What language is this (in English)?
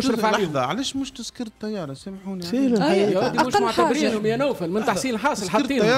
Arabic